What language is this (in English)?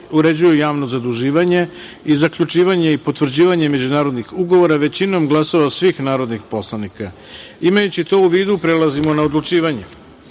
Serbian